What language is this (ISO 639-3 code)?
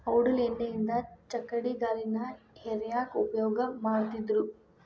kan